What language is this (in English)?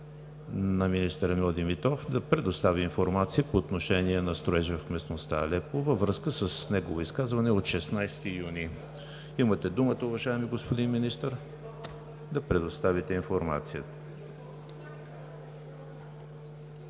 Bulgarian